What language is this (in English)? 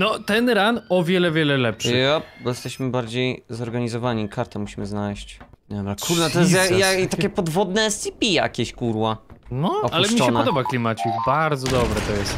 Polish